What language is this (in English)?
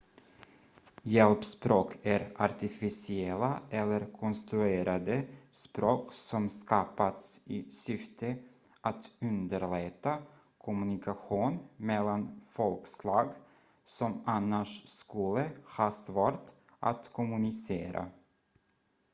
Swedish